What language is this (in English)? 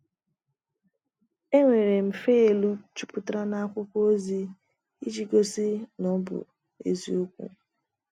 Igbo